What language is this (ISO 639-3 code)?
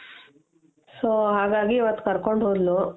kan